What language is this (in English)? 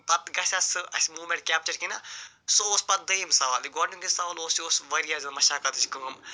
Kashmiri